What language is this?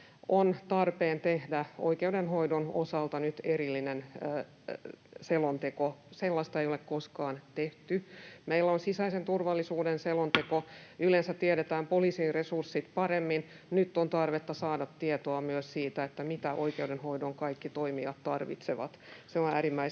Finnish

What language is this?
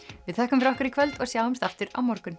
Icelandic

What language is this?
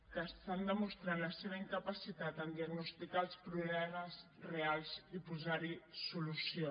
Catalan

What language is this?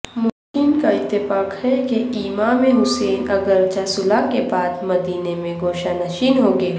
Urdu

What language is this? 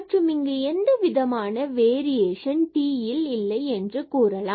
Tamil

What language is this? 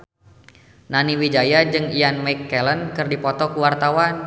Sundanese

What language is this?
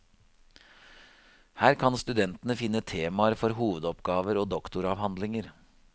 Norwegian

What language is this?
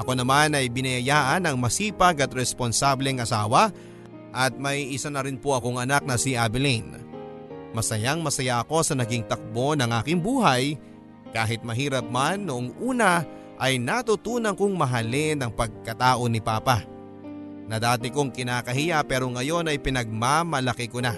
Filipino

